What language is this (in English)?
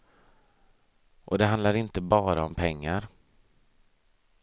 Swedish